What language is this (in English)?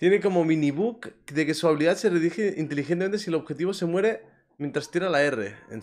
Spanish